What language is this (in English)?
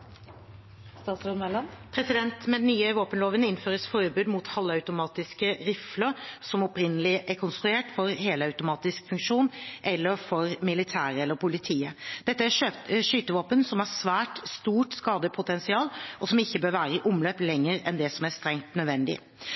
Norwegian Bokmål